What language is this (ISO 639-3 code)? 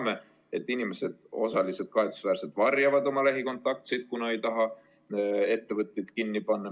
est